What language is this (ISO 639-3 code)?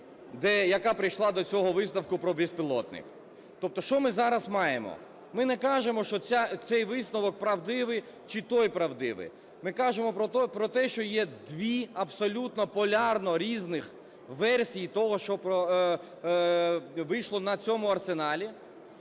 ukr